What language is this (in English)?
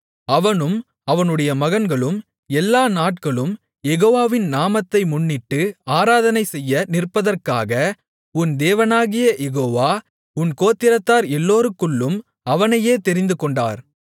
Tamil